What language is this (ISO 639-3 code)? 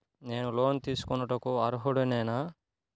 tel